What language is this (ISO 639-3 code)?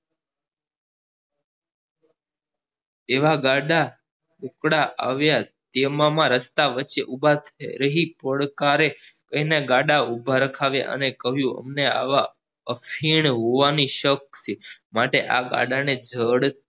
guj